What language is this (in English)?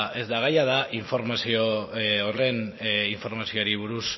Basque